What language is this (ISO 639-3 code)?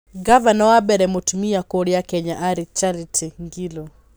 kik